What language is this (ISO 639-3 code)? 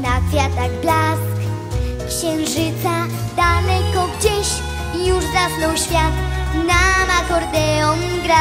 ces